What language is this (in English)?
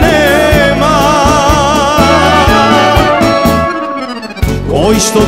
Romanian